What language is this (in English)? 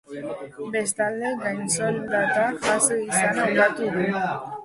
Basque